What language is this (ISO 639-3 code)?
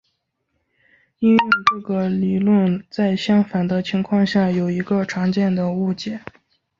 zho